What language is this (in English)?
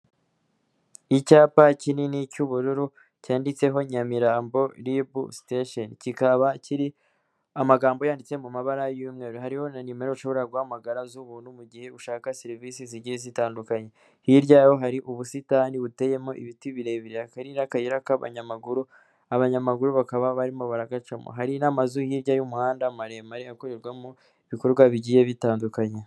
Kinyarwanda